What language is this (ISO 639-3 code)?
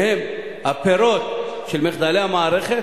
heb